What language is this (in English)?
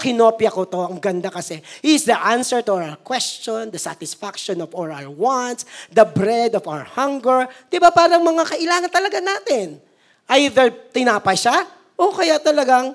Filipino